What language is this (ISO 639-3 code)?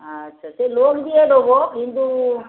ben